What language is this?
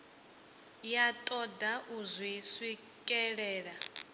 Venda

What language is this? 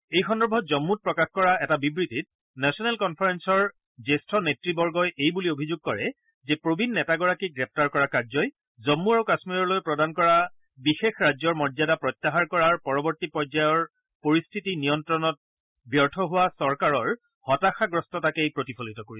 Assamese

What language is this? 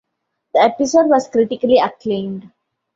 English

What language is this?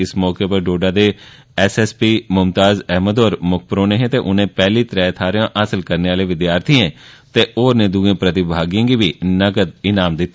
Dogri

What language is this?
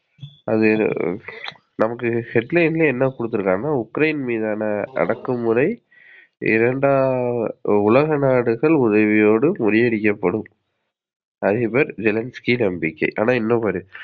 Tamil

